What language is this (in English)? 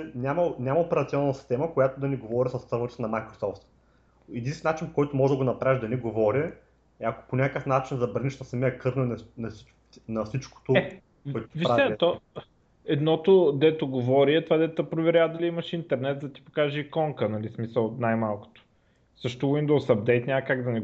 Bulgarian